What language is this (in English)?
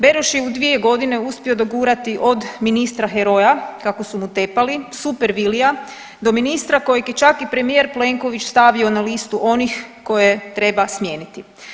Croatian